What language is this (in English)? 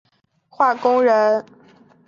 Chinese